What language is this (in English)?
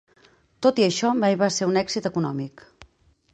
Catalan